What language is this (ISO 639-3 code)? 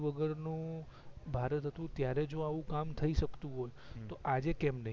guj